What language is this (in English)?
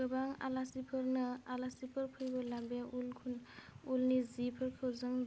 Bodo